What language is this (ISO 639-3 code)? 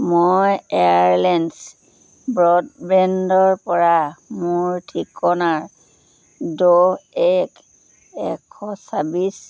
asm